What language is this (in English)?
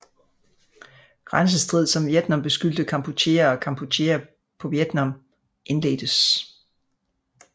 Danish